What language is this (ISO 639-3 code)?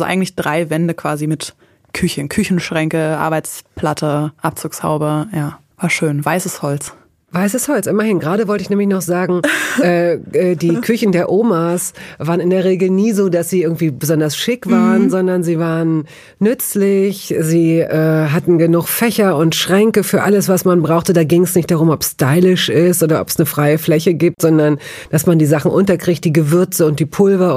deu